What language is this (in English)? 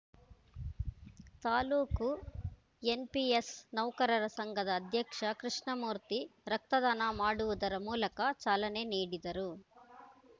Kannada